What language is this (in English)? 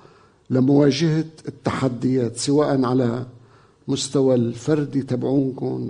Arabic